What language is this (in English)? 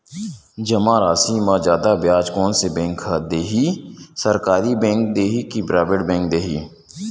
Chhattisgarhi